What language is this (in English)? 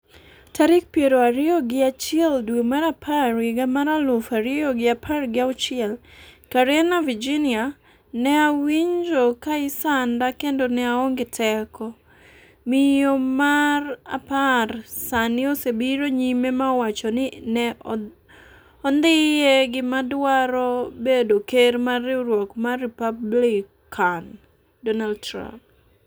Luo (Kenya and Tanzania)